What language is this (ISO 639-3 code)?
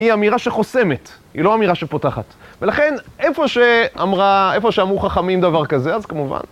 heb